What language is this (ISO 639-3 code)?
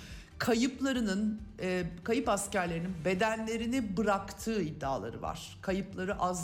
tur